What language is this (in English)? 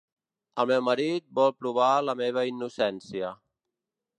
Catalan